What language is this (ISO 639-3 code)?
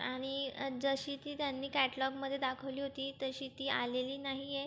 mar